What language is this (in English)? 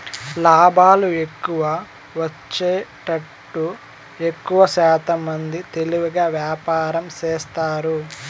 Telugu